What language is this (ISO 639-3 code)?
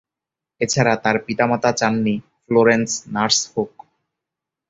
ben